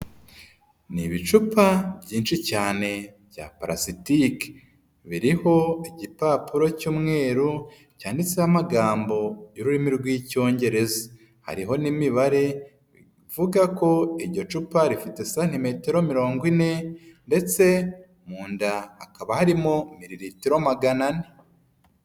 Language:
Kinyarwanda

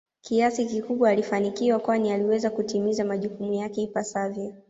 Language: Swahili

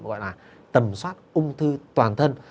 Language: Vietnamese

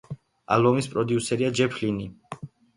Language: Georgian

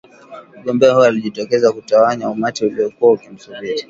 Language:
Swahili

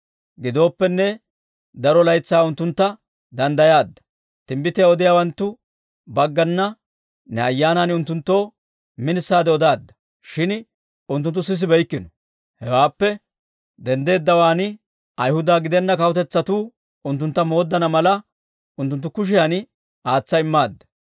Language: Dawro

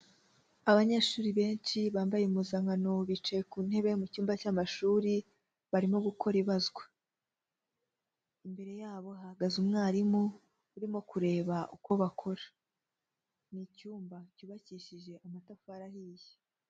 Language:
Kinyarwanda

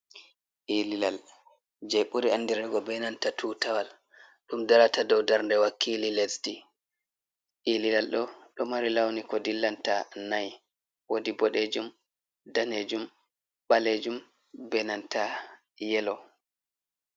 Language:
Fula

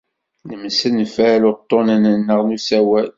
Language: Kabyle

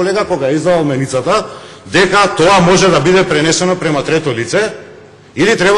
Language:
Macedonian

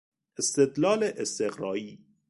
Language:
Persian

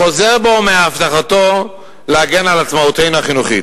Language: Hebrew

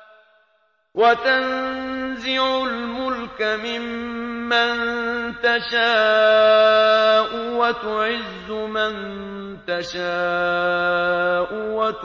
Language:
Arabic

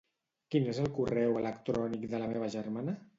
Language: Catalan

